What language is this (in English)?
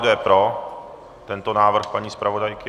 Czech